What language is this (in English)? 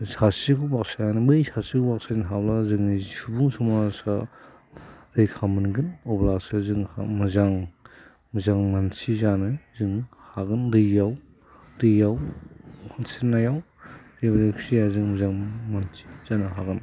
Bodo